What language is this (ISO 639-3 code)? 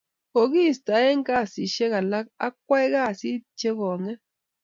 kln